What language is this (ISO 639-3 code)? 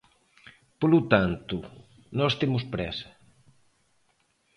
glg